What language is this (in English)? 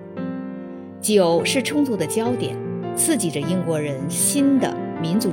Chinese